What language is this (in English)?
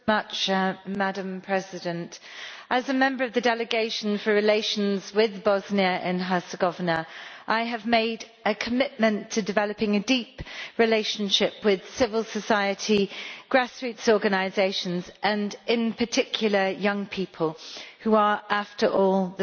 English